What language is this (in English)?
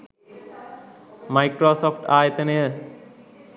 Sinhala